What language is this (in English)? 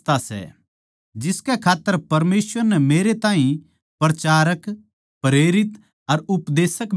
Haryanvi